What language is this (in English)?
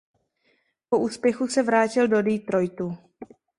Czech